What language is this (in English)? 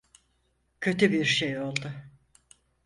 Turkish